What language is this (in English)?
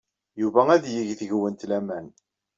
Kabyle